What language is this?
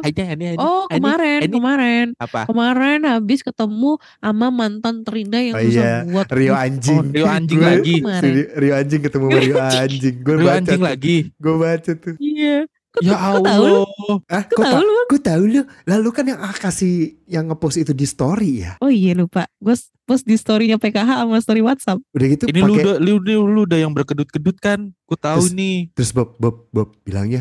Indonesian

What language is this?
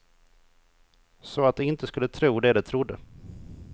Swedish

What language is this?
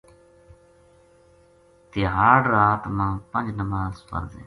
Gujari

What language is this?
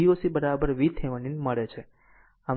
Gujarati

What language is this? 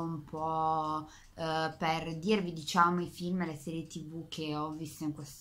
Italian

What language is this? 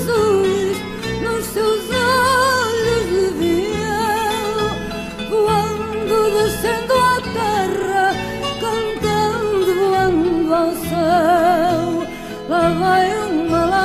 Portuguese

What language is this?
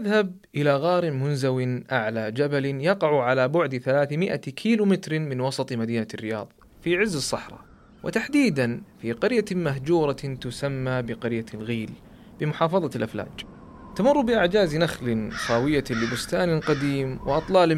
Arabic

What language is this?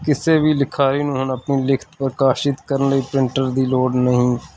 Punjabi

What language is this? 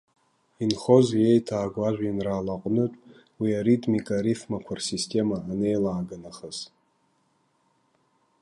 Abkhazian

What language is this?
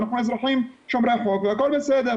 Hebrew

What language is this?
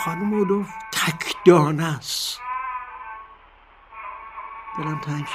Persian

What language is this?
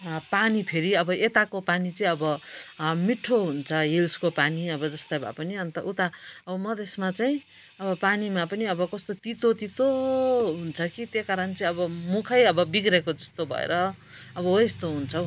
Nepali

